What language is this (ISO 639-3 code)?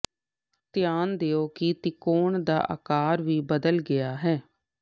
pan